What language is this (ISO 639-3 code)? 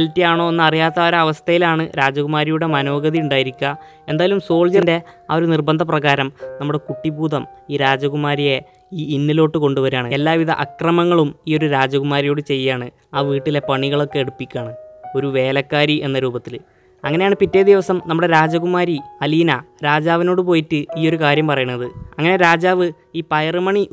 mal